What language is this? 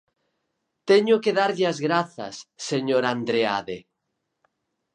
Galician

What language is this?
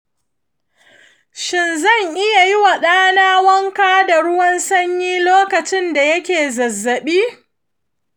Hausa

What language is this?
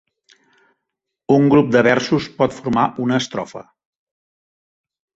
Catalan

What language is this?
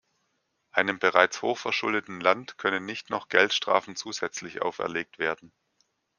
German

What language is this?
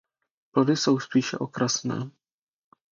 Czech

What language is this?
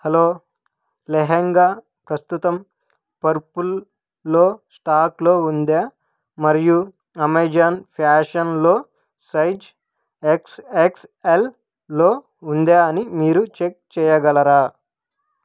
Telugu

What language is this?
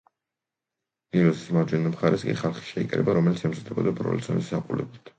Georgian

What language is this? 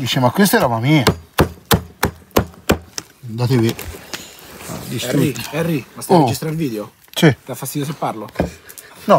Italian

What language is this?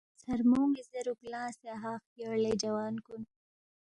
Balti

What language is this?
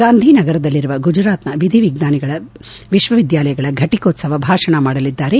Kannada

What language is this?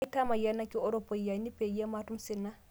Masai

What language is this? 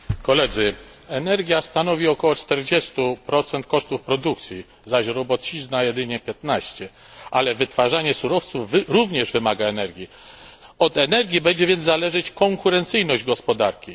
Polish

